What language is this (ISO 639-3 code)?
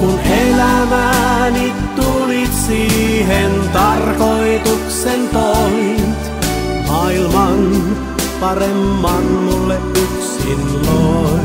fin